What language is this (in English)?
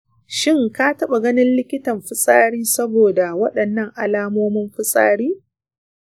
Hausa